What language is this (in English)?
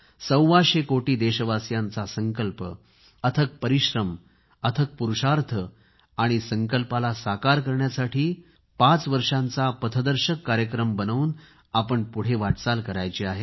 Marathi